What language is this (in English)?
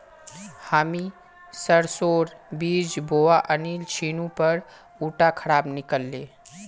Magahi